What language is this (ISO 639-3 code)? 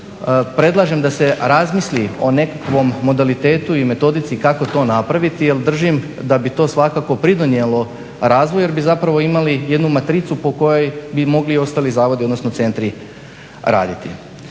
hrv